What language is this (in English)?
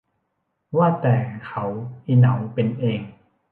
Thai